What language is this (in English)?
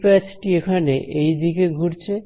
Bangla